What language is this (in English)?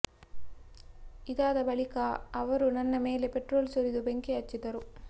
Kannada